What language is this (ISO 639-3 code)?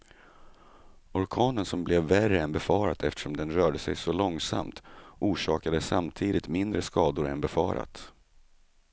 swe